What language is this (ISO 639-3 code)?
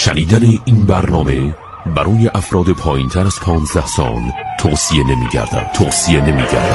fas